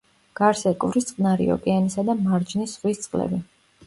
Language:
Georgian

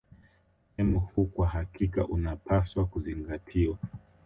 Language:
Swahili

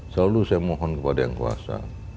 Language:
Indonesian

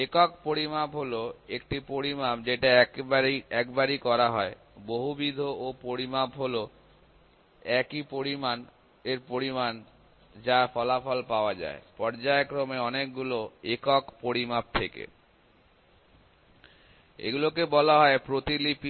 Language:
Bangla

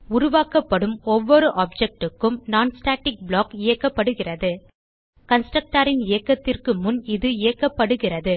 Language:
Tamil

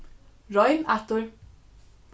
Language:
Faroese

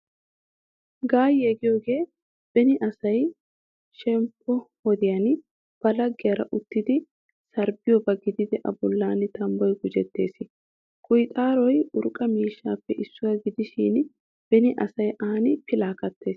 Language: Wolaytta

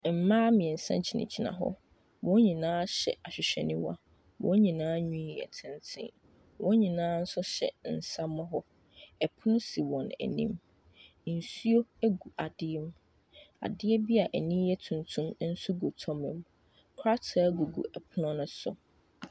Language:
Akan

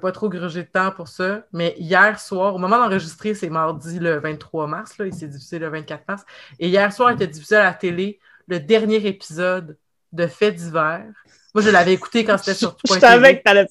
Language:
French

